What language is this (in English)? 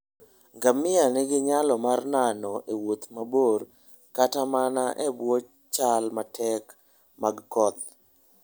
Luo (Kenya and Tanzania)